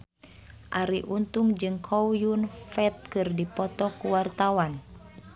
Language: Sundanese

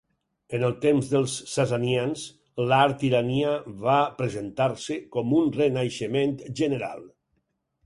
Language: Catalan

